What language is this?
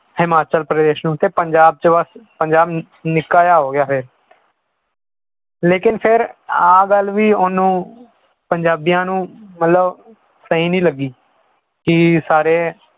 Punjabi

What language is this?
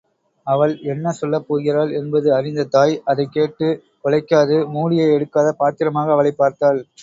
Tamil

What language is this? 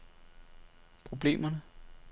Danish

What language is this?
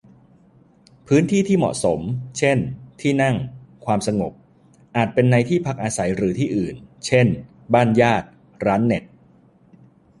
Thai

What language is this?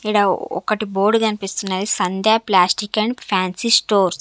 Telugu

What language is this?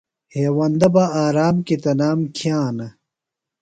Phalura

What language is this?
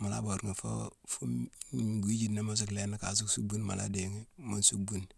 Mansoanka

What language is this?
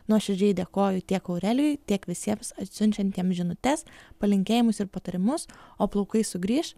Lithuanian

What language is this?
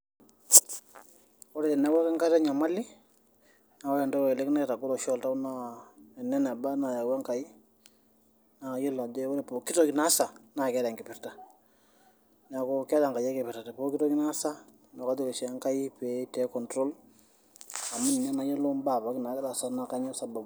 Masai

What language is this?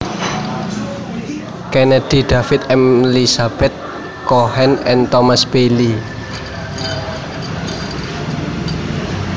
Javanese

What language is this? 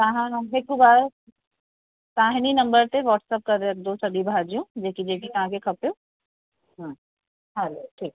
Sindhi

